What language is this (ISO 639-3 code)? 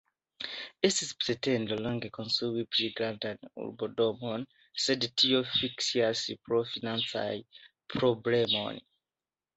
epo